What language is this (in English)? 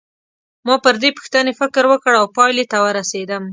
Pashto